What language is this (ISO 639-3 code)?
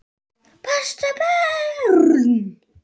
isl